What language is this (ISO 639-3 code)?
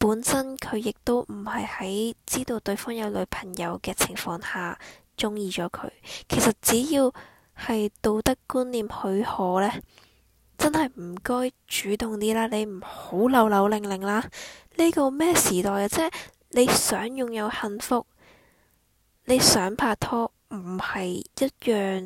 zho